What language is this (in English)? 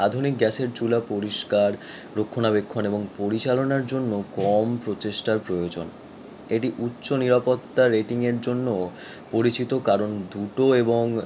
Bangla